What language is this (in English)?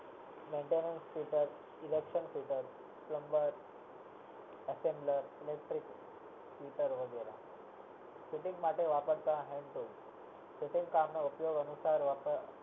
Gujarati